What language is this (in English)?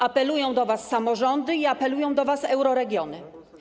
Polish